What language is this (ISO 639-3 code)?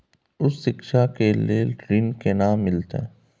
mai